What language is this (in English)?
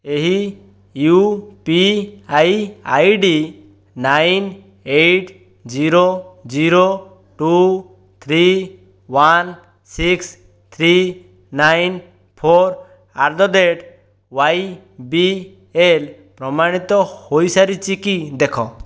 Odia